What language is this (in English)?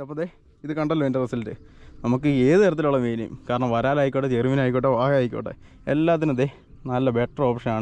Arabic